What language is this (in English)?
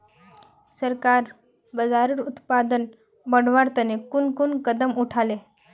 Magahi